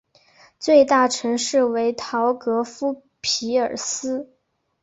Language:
Chinese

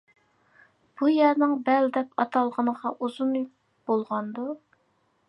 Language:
Uyghur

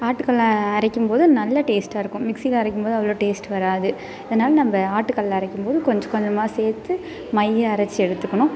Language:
Tamil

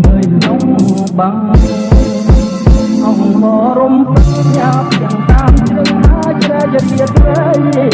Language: Khmer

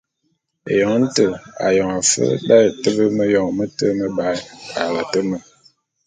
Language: Bulu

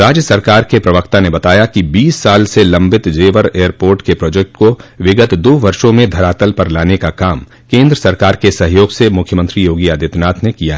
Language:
Hindi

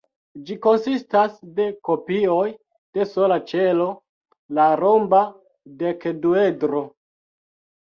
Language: Esperanto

